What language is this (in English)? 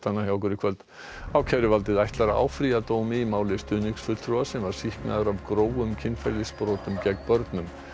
Icelandic